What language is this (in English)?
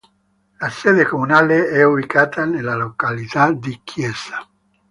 Italian